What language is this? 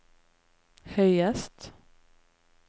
Norwegian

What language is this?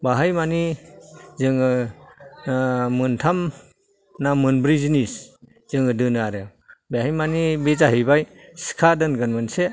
Bodo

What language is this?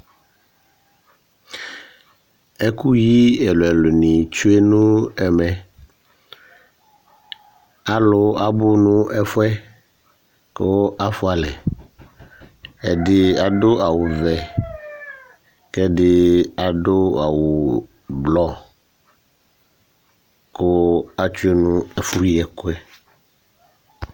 Ikposo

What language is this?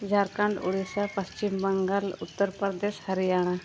Santali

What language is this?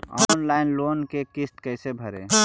Magahi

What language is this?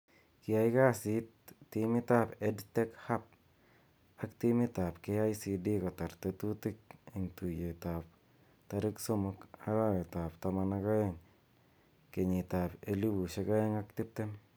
Kalenjin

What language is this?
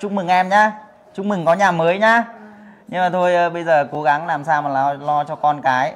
Vietnamese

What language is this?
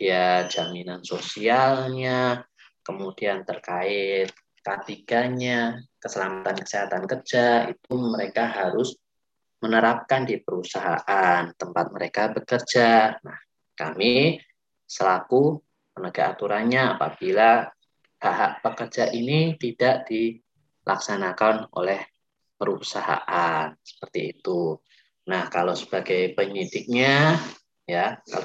Indonesian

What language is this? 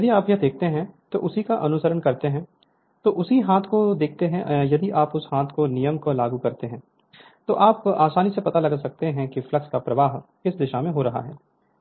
Hindi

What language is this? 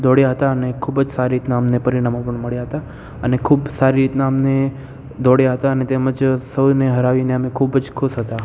Gujarati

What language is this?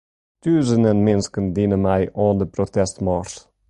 Western Frisian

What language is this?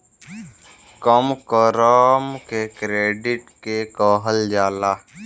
Bhojpuri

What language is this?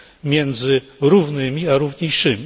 Polish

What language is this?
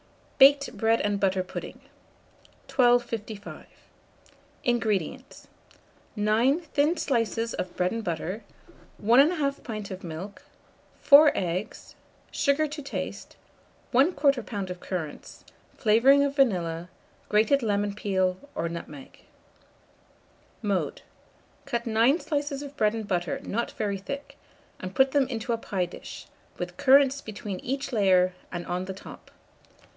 English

